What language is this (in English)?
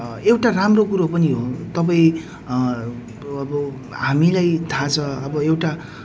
Nepali